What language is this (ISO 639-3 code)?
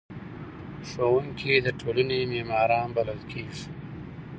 pus